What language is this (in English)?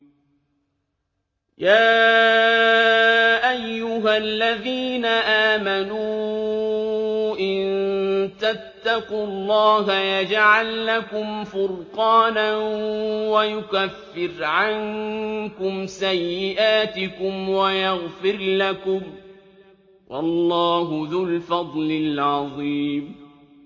Arabic